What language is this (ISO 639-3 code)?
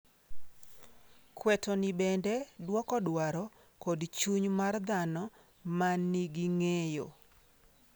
luo